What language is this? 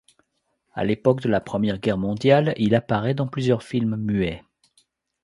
French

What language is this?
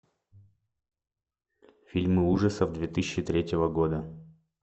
Russian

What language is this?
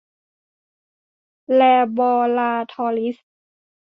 Thai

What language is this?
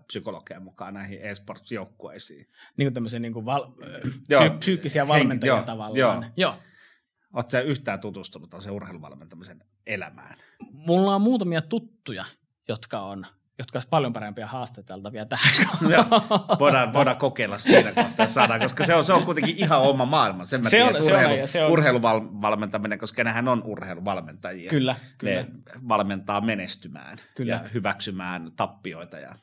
Finnish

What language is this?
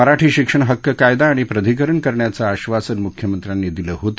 Marathi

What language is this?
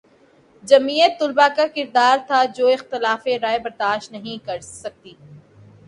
Urdu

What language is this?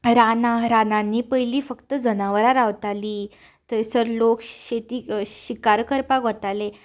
Konkani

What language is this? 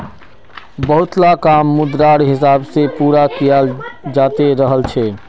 Magahi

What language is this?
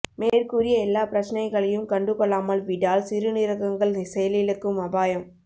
Tamil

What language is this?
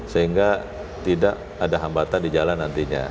Indonesian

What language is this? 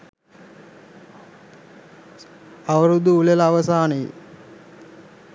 Sinhala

